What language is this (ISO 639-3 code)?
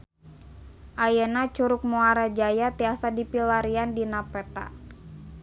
sun